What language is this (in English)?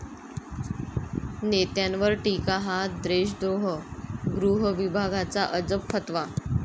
Marathi